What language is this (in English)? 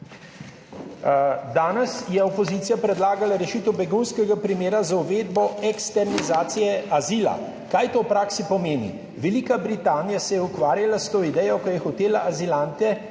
Slovenian